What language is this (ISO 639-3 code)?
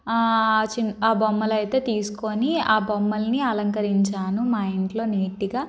tel